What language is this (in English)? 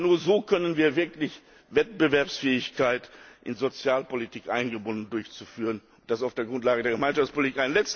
German